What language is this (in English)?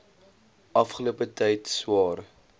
Afrikaans